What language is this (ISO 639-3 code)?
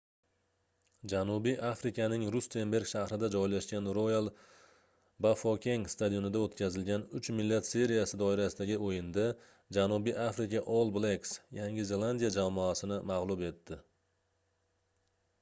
uzb